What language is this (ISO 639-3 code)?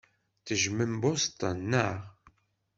kab